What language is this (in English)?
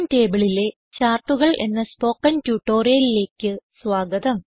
Malayalam